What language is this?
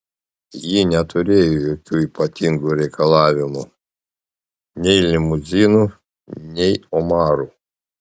Lithuanian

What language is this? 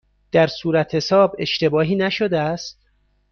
Persian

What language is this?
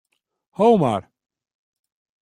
Western Frisian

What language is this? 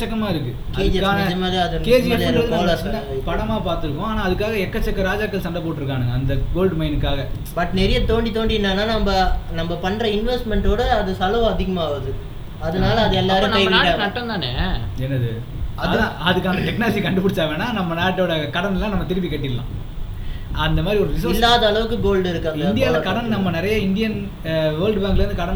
Tamil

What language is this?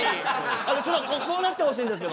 Japanese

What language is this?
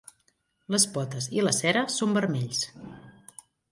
Catalan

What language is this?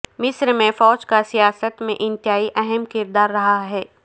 Urdu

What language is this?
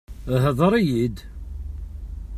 Kabyle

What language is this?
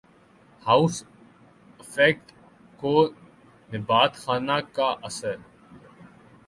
Urdu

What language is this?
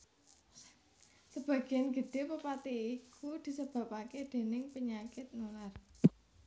Javanese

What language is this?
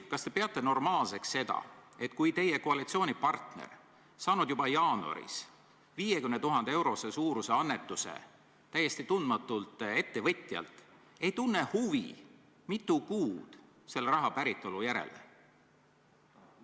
Estonian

